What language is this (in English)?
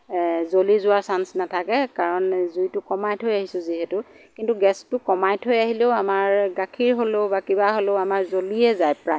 Assamese